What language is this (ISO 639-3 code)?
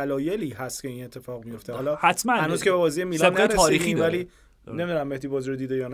fas